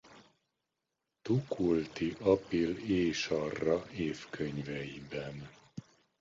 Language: Hungarian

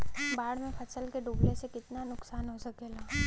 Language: Bhojpuri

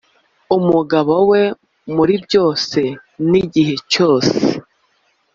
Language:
Kinyarwanda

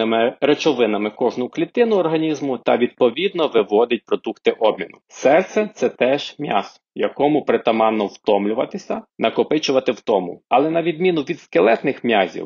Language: Ukrainian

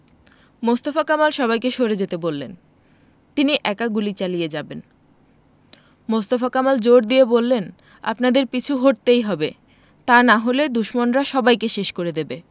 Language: Bangla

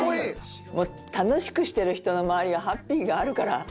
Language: Japanese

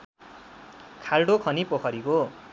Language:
Nepali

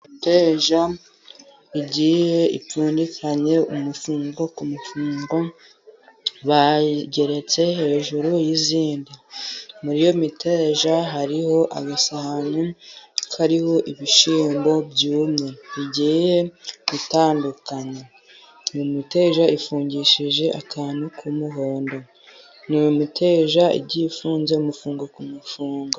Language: Kinyarwanda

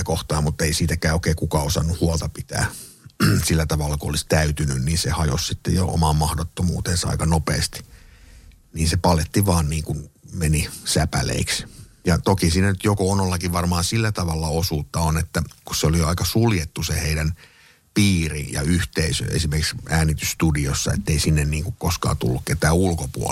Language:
Finnish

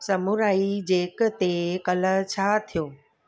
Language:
Sindhi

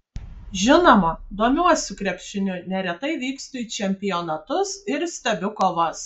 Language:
Lithuanian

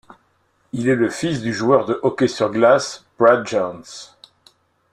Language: French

